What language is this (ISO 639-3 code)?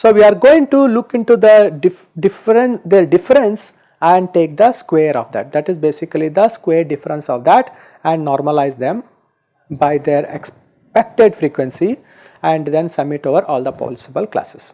eng